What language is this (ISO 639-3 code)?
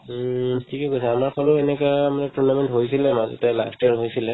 asm